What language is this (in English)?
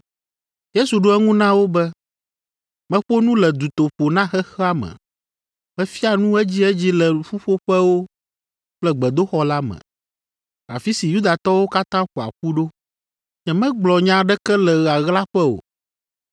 Ewe